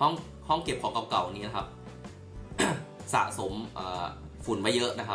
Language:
Thai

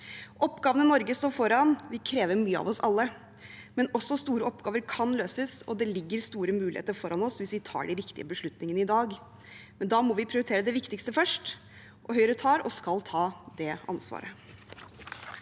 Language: Norwegian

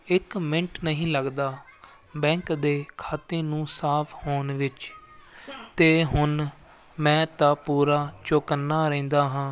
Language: Punjabi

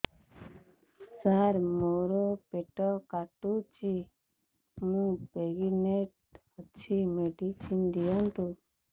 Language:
Odia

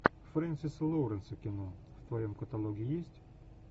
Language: Russian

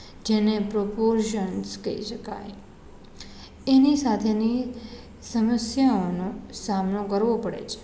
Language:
Gujarati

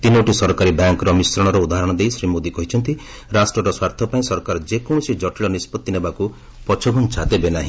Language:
Odia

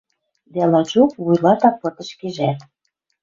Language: Western Mari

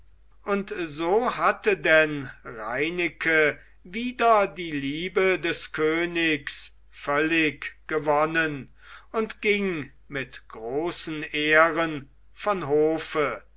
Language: German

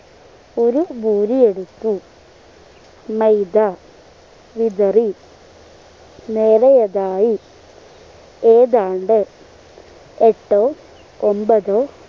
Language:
Malayalam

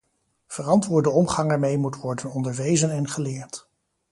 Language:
Dutch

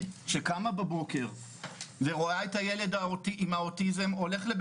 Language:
Hebrew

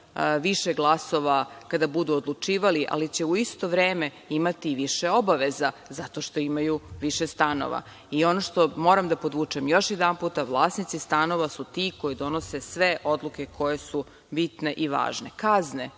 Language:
Serbian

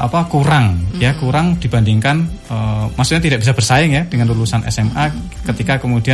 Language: Indonesian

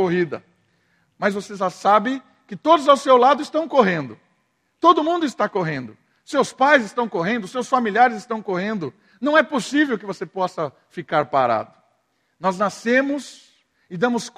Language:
Portuguese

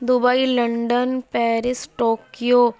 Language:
Urdu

